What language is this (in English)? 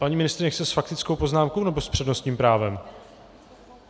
Czech